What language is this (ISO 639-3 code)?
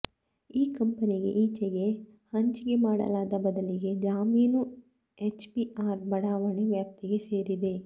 kan